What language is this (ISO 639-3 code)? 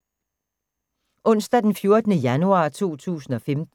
dan